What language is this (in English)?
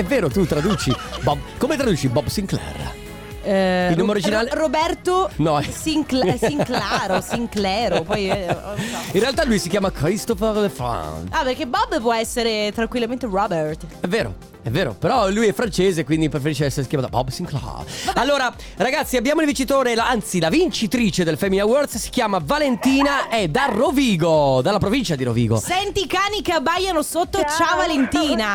Italian